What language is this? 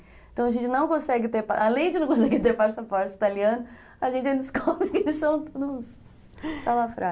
Portuguese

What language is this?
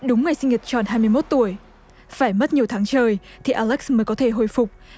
Vietnamese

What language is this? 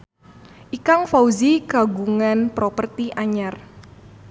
Sundanese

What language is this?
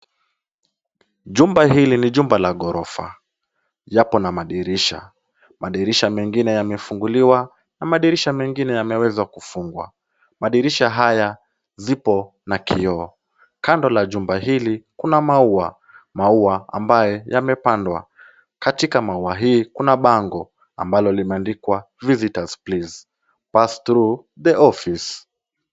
Swahili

